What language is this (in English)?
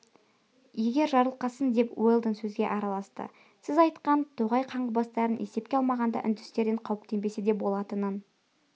Kazakh